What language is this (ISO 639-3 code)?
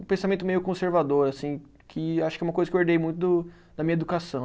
por